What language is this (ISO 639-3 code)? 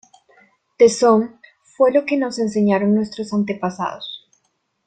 spa